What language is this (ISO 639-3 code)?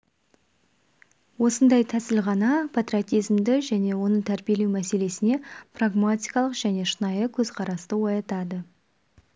kaz